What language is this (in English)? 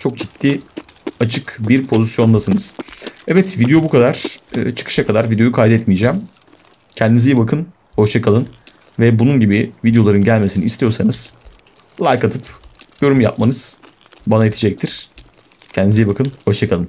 Turkish